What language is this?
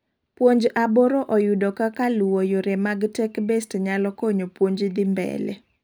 Luo (Kenya and Tanzania)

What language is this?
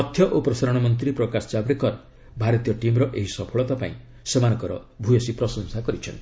Odia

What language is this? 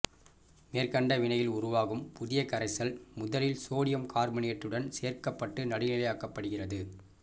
Tamil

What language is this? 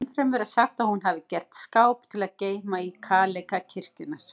Icelandic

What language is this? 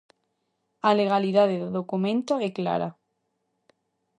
Galician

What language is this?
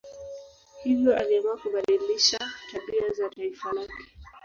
Swahili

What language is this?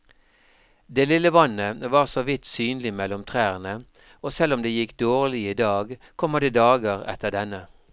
Norwegian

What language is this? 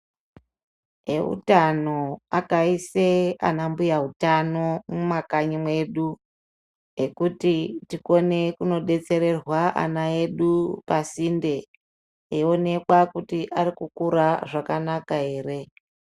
Ndau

